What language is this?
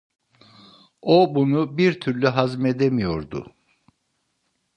Turkish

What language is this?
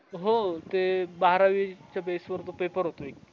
Marathi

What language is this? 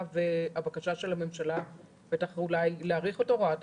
Hebrew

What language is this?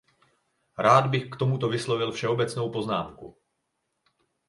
Czech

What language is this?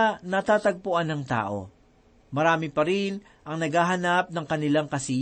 Filipino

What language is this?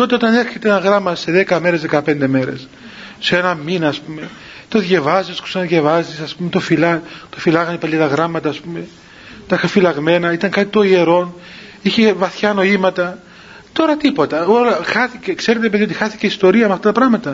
Greek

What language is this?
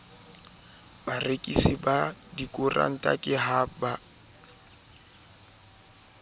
Southern Sotho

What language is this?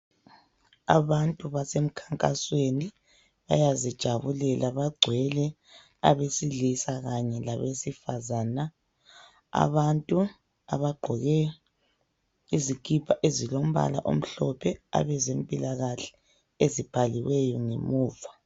North Ndebele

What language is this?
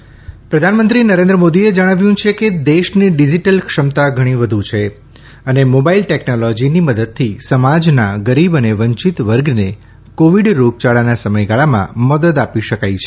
Gujarati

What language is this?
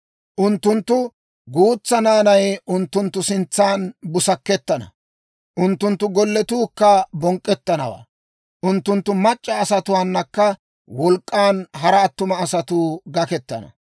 Dawro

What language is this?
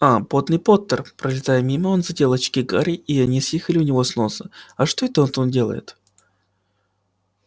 Russian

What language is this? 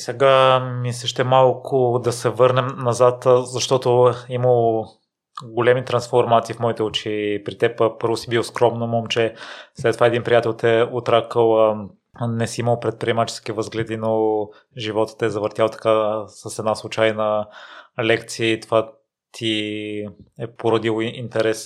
Bulgarian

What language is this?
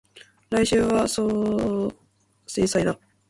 Japanese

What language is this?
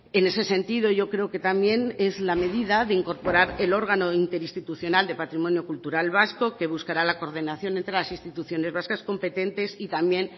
Spanish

